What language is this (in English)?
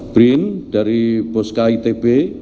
Indonesian